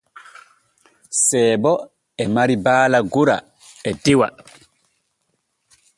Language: Borgu Fulfulde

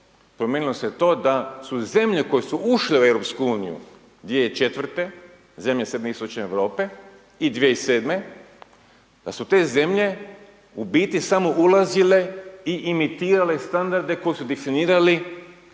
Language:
Croatian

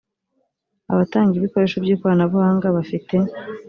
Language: Kinyarwanda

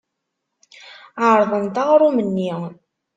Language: Kabyle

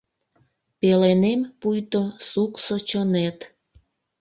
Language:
Mari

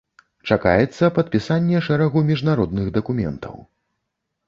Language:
Belarusian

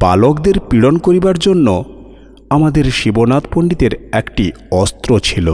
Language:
Bangla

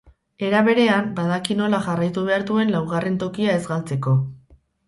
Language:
Basque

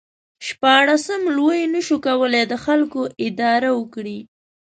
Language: Pashto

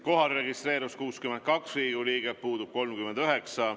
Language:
Estonian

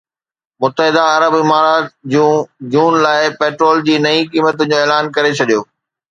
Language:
Sindhi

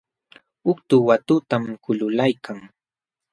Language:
Jauja Wanca Quechua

